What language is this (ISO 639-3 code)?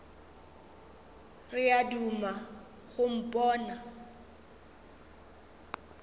nso